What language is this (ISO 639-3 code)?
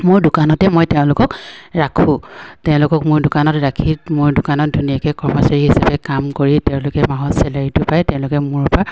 asm